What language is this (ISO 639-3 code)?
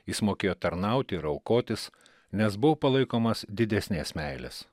lit